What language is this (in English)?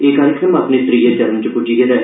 Dogri